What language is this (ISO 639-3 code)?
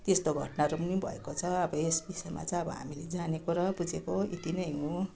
nep